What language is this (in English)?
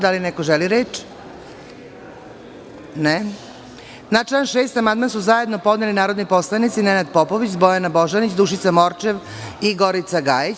Serbian